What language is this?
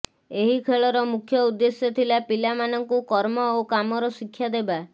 Odia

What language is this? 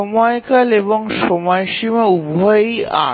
Bangla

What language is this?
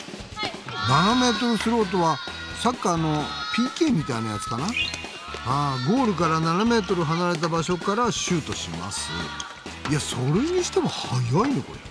Japanese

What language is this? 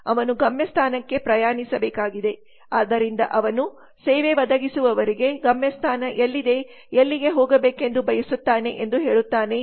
Kannada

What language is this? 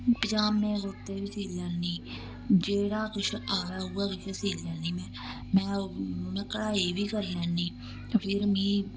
Dogri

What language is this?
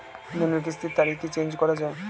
Bangla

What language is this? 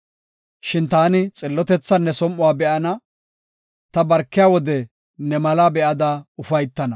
Gofa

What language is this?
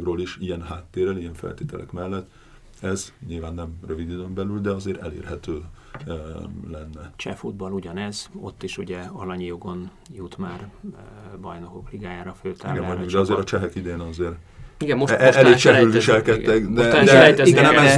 Hungarian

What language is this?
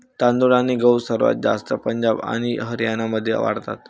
Marathi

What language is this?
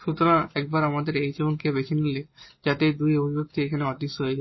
Bangla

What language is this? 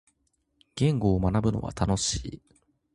Japanese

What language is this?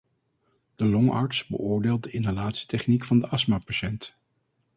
Dutch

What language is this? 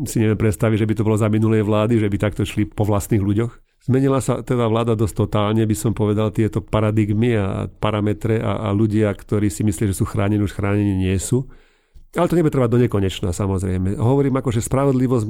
Slovak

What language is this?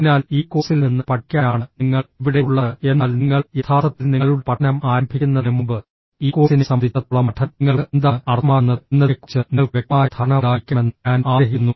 Malayalam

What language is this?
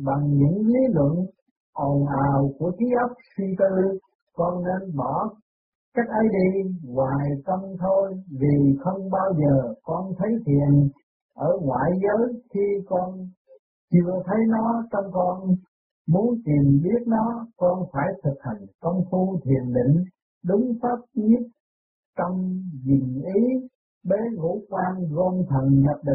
Vietnamese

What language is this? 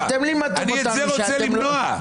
Hebrew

